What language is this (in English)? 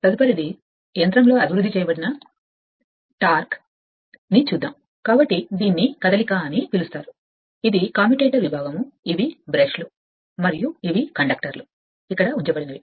Telugu